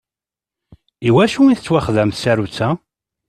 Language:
Kabyle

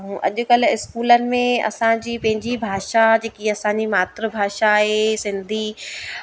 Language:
Sindhi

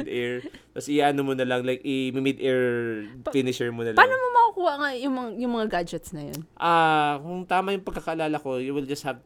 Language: Filipino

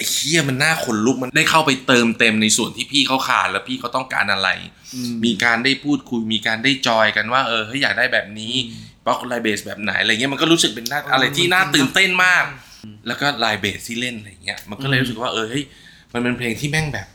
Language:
Thai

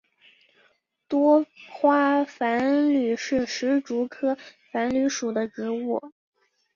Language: Chinese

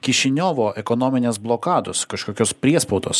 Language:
Lithuanian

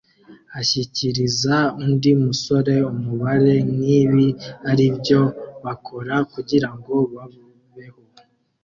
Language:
Kinyarwanda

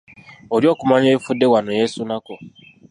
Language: Ganda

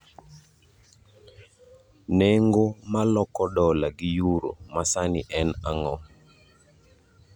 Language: Luo (Kenya and Tanzania)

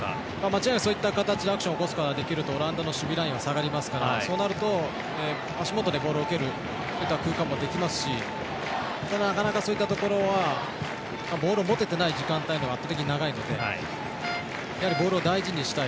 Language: Japanese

